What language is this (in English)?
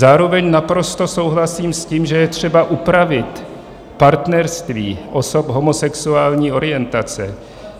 Czech